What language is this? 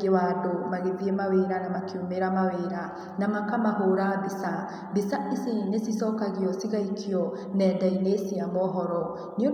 Kikuyu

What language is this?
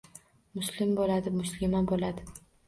Uzbek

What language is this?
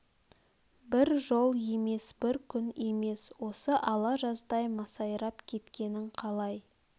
Kazakh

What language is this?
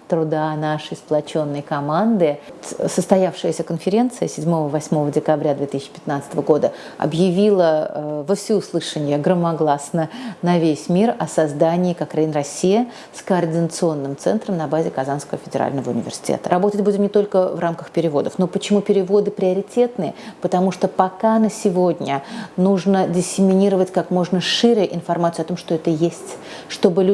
Russian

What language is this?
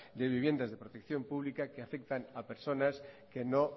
Spanish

